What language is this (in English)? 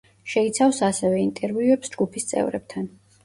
Georgian